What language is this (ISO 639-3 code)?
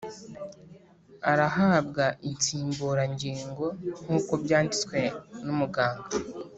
kin